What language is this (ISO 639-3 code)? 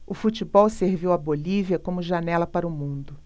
por